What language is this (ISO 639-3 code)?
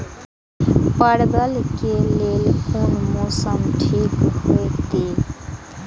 mai